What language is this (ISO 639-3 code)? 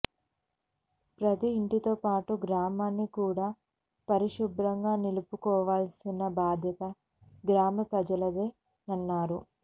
tel